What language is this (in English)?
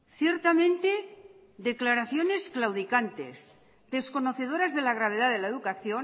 Spanish